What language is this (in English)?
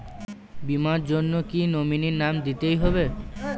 Bangla